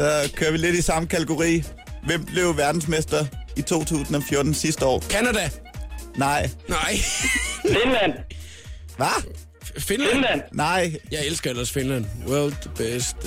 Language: Danish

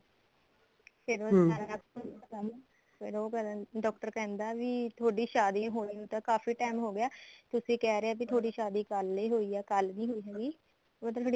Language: Punjabi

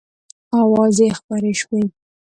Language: Pashto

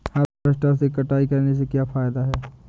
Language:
Hindi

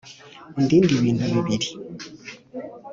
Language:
Kinyarwanda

